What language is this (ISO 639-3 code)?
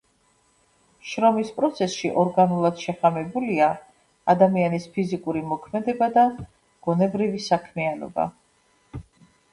kat